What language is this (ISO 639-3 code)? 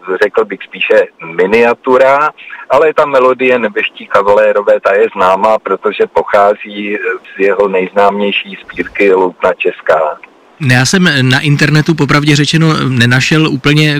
ces